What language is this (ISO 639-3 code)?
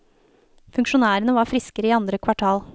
nor